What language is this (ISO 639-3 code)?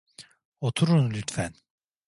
tur